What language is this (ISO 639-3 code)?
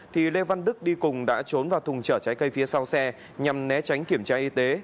vie